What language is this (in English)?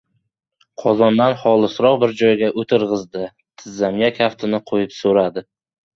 Uzbek